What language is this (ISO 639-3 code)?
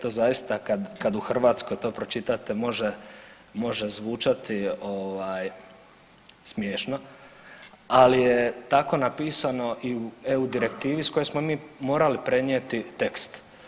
hrv